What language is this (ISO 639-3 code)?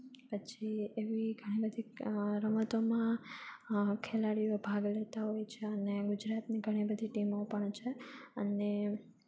guj